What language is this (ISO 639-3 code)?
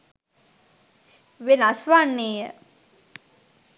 sin